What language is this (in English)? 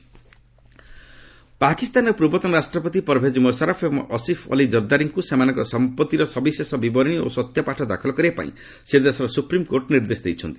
Odia